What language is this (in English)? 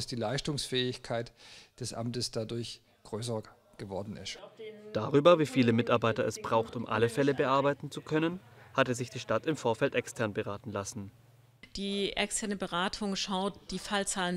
German